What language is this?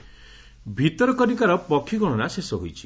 Odia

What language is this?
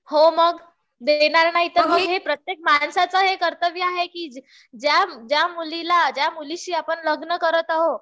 Marathi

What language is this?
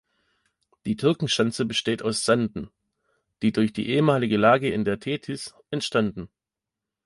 German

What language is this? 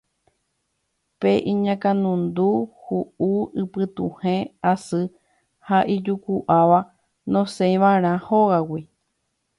Guarani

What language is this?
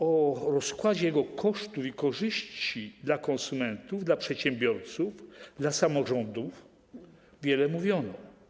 Polish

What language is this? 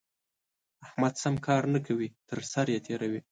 Pashto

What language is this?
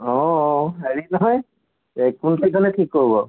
Assamese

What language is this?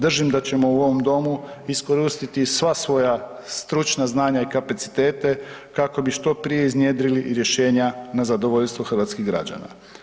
Croatian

